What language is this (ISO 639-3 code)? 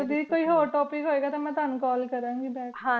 pan